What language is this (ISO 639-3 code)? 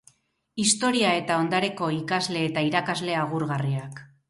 eus